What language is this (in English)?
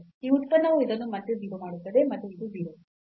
Kannada